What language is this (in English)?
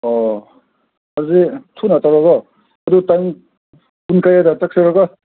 Manipuri